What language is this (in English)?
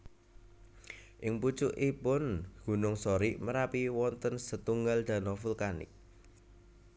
Javanese